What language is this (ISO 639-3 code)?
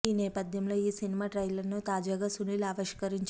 tel